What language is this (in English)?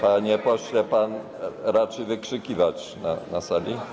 Polish